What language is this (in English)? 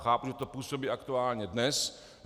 Czech